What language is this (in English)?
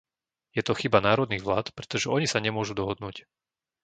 Slovak